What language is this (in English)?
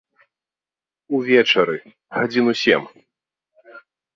Belarusian